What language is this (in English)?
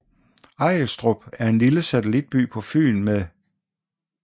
Danish